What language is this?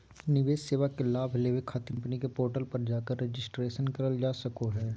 Magahi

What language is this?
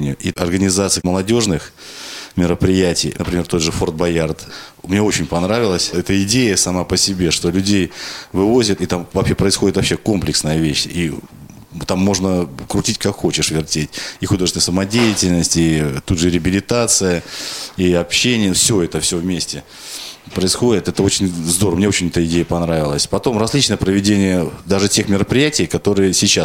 Russian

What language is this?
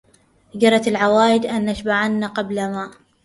Arabic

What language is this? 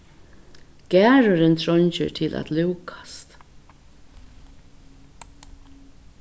Faroese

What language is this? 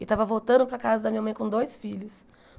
Portuguese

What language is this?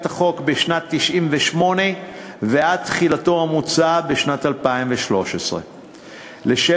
Hebrew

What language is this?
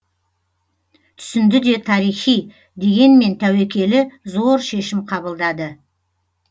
Kazakh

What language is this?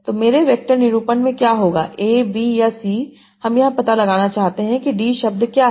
Hindi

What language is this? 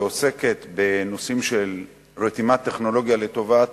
Hebrew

